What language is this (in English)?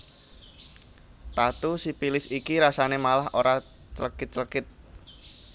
Javanese